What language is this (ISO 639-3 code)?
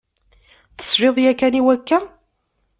kab